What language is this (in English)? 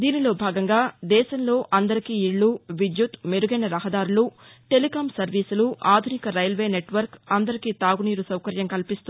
Telugu